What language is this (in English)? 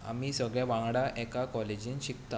Konkani